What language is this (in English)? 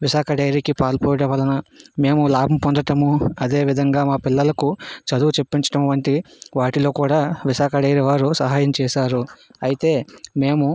Telugu